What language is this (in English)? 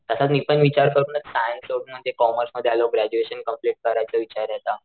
Marathi